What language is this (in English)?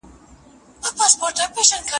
Pashto